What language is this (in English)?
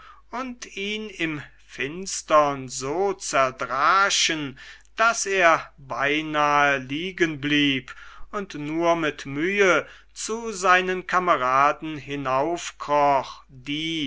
German